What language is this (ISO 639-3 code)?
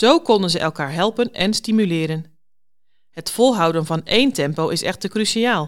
nld